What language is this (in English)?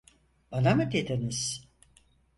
Turkish